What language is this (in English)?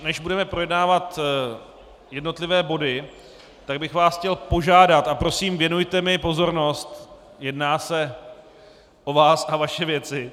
Czech